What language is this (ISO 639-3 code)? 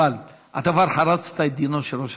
heb